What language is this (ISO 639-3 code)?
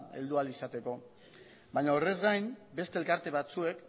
eus